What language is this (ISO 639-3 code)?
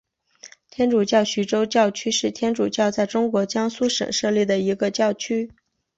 zho